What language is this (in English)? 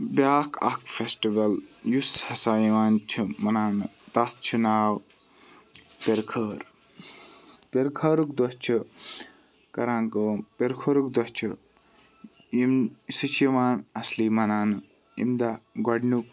Kashmiri